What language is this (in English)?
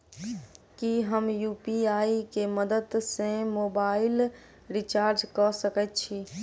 Maithili